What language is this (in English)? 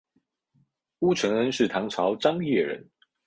Chinese